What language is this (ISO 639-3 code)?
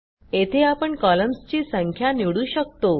mar